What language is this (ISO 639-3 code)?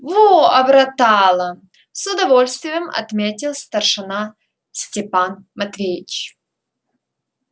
rus